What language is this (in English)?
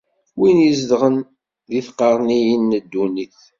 Kabyle